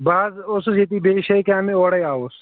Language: Kashmiri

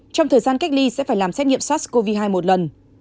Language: Vietnamese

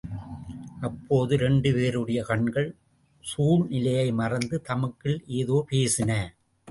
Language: Tamil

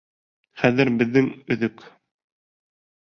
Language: Bashkir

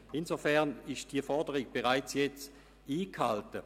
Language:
Swiss German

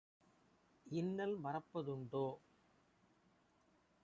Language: Tamil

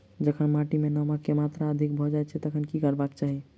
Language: Maithili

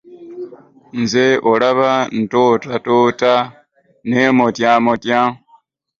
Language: Ganda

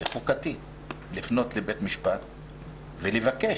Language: Hebrew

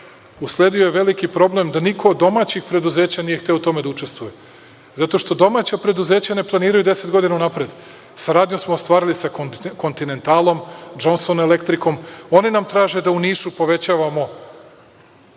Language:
Serbian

